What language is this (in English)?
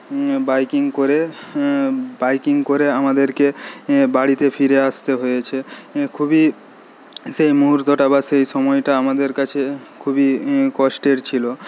Bangla